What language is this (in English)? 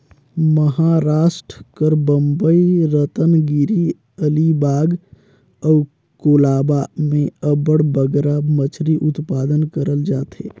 Chhattisgarhi